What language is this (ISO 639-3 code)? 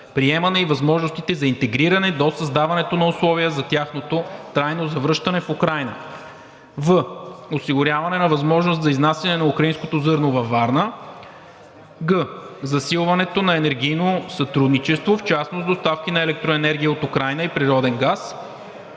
bul